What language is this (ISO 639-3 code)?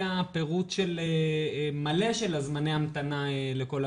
heb